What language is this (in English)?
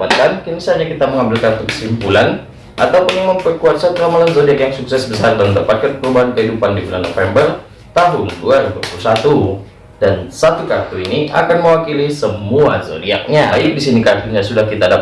Indonesian